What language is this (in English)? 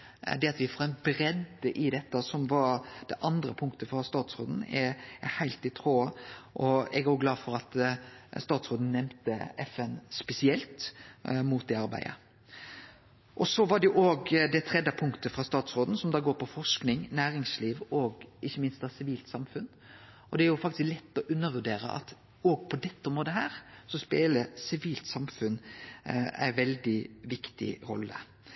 Norwegian Nynorsk